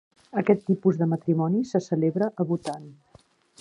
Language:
Catalan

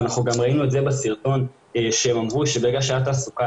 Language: Hebrew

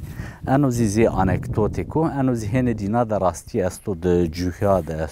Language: Turkish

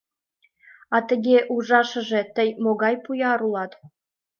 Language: Mari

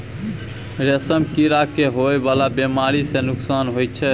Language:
Maithili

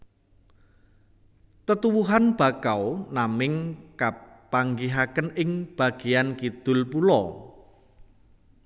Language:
Javanese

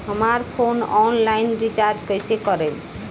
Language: Bhojpuri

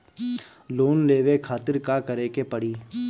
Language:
Bhojpuri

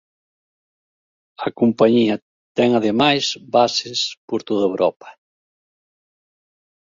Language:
Galician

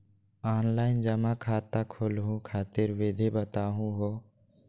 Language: Magahi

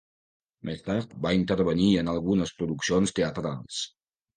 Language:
Catalan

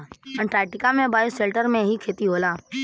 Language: Bhojpuri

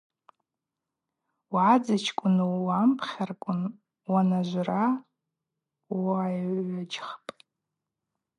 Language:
Abaza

